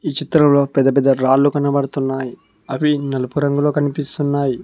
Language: Telugu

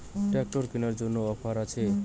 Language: Bangla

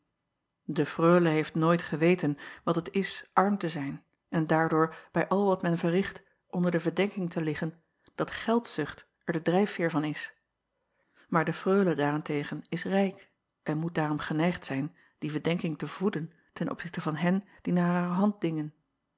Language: Dutch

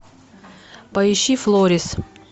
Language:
Russian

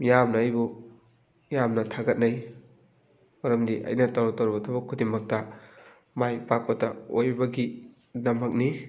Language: Manipuri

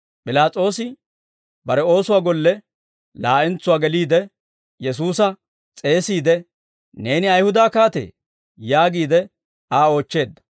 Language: Dawro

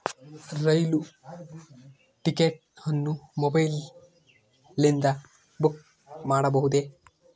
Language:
Kannada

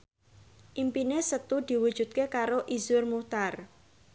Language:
Javanese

